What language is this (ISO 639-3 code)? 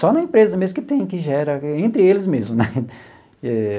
por